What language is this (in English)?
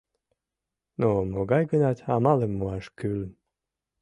Mari